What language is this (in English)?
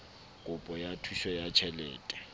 Southern Sotho